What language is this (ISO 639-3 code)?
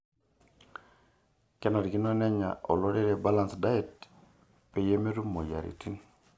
mas